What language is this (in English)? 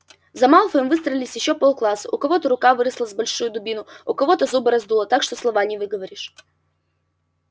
Russian